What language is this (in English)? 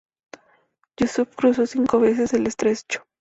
Spanish